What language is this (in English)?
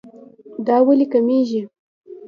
Pashto